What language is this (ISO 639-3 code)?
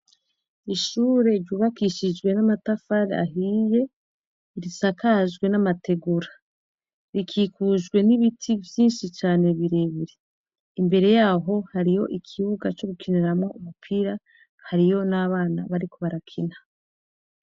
run